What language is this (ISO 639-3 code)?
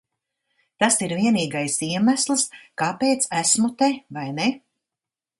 lav